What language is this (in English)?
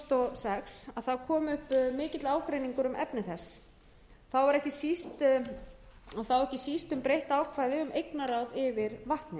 Icelandic